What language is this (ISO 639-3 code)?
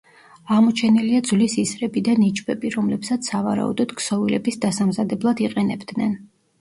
kat